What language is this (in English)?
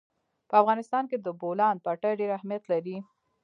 Pashto